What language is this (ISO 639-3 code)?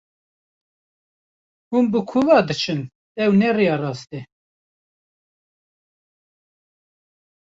kur